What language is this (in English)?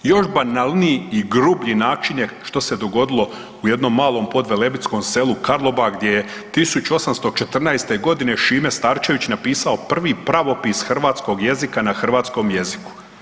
Croatian